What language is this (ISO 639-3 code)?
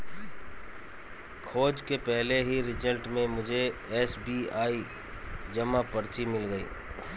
hin